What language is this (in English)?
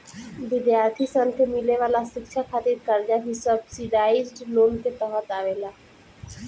Bhojpuri